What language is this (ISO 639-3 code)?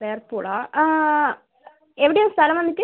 mal